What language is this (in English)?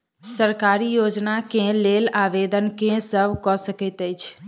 Maithili